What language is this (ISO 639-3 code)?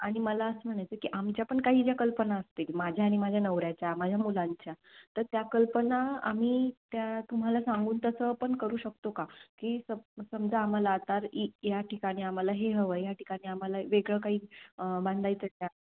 mar